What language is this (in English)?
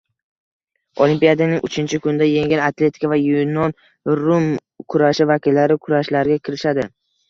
Uzbek